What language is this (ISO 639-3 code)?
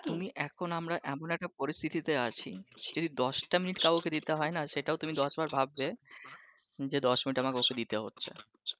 ben